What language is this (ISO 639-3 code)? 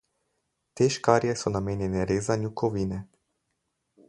slv